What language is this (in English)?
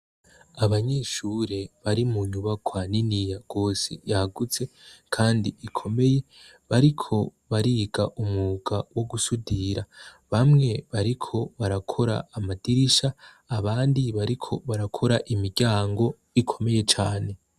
Rundi